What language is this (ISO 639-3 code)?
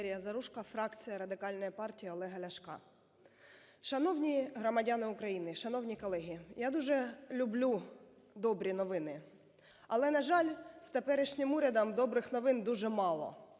ukr